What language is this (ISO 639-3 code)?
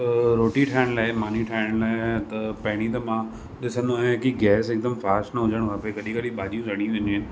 snd